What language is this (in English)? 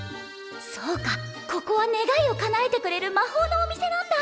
Japanese